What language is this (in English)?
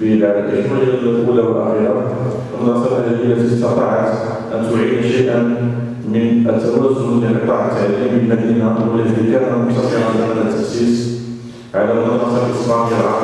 Arabic